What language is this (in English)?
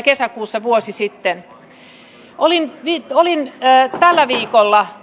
Finnish